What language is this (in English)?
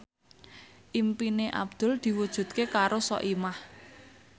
Javanese